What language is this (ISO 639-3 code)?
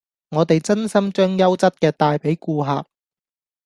yue